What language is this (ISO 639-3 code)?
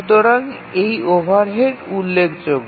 ben